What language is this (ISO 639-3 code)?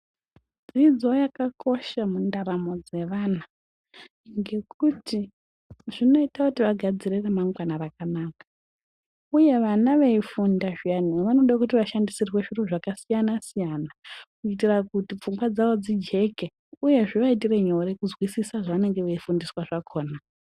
ndc